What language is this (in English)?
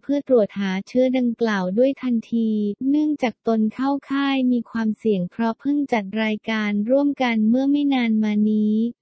Thai